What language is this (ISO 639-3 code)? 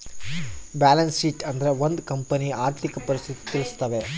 kan